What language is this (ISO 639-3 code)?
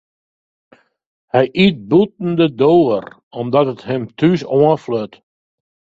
fry